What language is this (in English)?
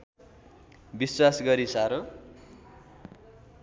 Nepali